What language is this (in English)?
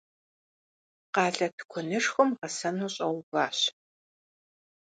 Kabardian